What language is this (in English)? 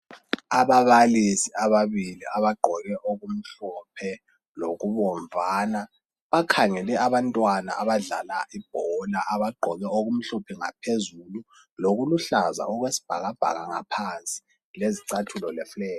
North Ndebele